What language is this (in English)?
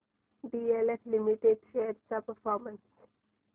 Marathi